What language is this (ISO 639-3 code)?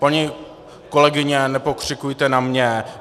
ces